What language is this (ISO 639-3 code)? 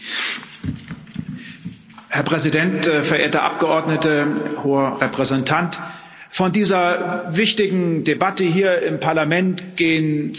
deu